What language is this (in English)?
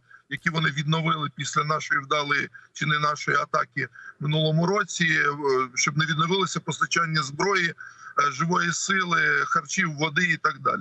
Ukrainian